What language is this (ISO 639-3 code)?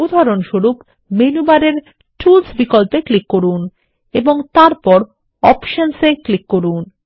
ben